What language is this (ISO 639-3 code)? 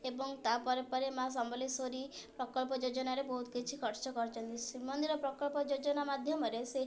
ori